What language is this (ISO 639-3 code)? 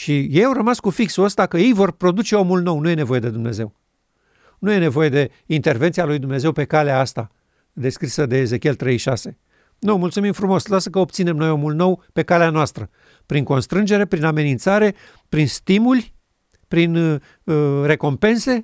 ron